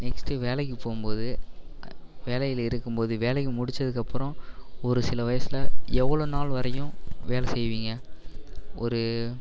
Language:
Tamil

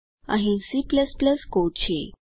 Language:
Gujarati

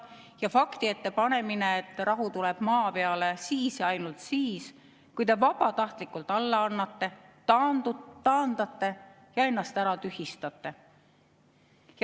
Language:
Estonian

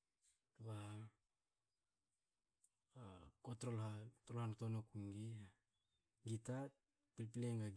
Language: Hakö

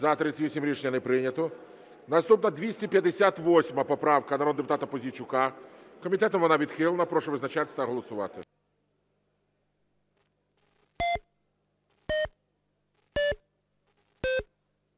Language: Ukrainian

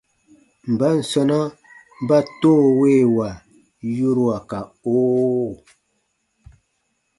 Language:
Baatonum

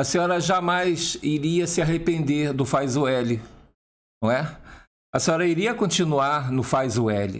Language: Portuguese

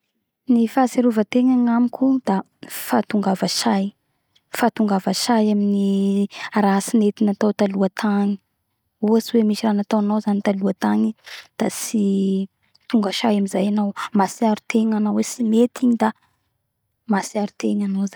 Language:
Bara Malagasy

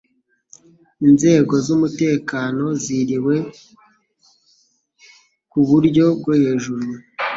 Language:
Kinyarwanda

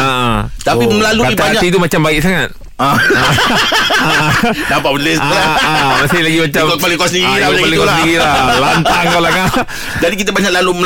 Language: Malay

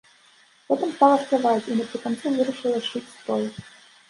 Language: Belarusian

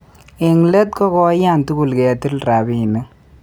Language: Kalenjin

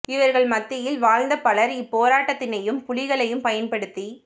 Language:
Tamil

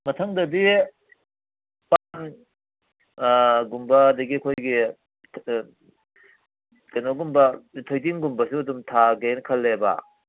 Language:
Manipuri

